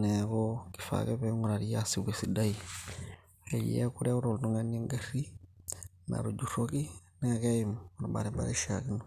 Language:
Masai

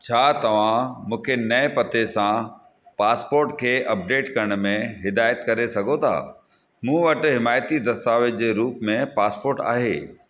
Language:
Sindhi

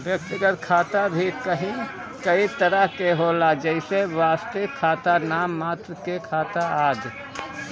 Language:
Bhojpuri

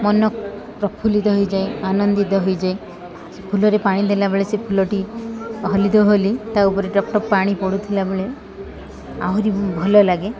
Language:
Odia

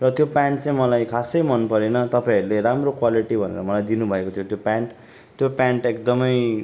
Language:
Nepali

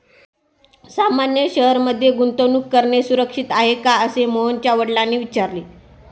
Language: Marathi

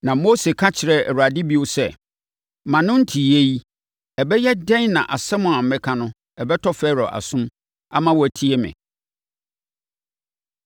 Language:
Akan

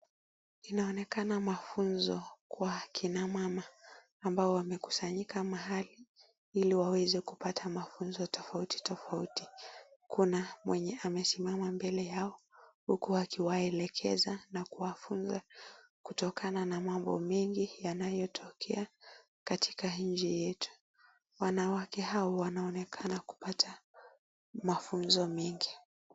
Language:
Swahili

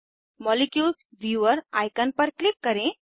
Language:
Hindi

